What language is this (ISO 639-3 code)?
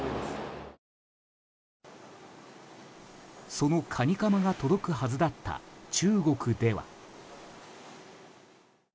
jpn